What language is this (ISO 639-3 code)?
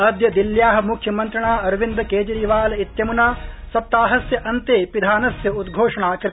san